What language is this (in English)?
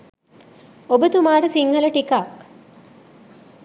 Sinhala